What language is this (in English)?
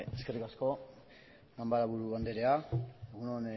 Basque